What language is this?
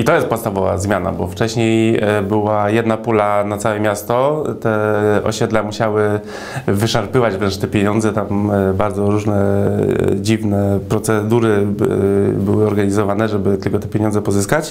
Polish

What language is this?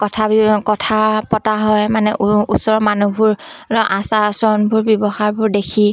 Assamese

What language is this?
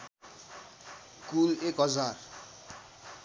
Nepali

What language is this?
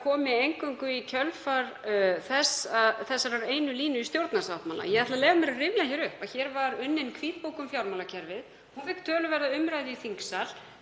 Icelandic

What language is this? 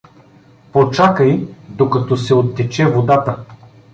Bulgarian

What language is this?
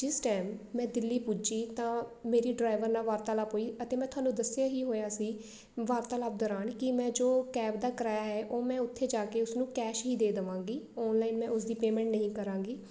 Punjabi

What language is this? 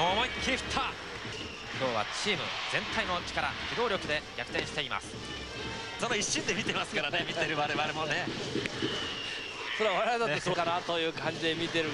Japanese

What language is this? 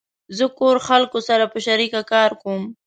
Pashto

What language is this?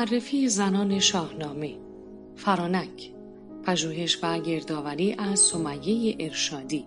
Persian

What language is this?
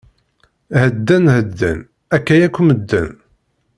Kabyle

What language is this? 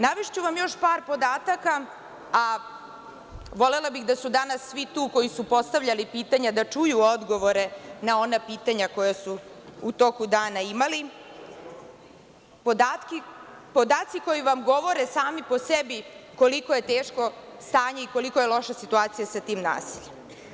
Serbian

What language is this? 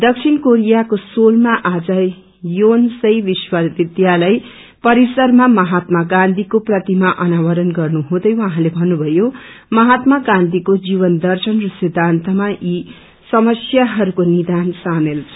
Nepali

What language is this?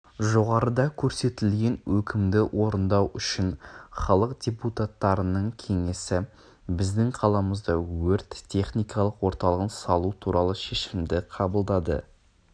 Kazakh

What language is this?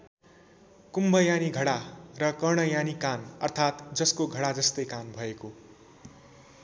Nepali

